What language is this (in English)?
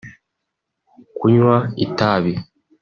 Kinyarwanda